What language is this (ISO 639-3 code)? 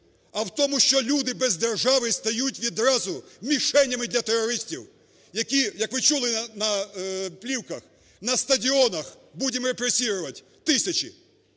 ukr